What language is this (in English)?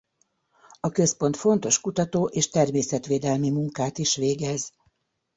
Hungarian